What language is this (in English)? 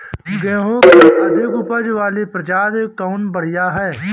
Bhojpuri